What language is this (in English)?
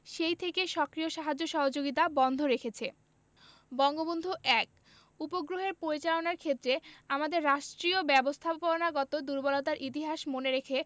Bangla